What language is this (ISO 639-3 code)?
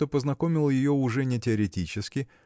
rus